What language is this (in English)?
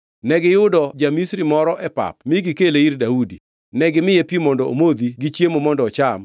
Luo (Kenya and Tanzania)